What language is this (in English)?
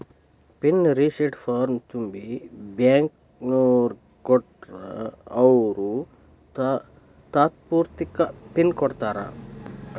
Kannada